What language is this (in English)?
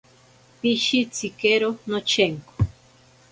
Ashéninka Perené